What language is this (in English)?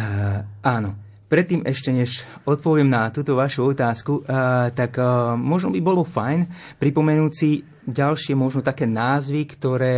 Slovak